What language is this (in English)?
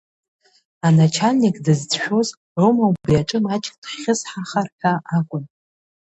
Abkhazian